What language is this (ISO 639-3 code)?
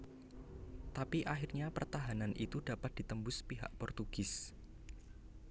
jav